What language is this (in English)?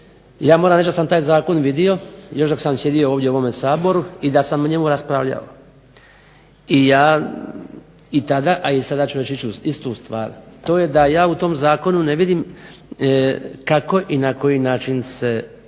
Croatian